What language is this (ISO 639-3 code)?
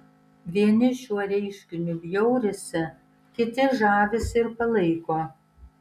lit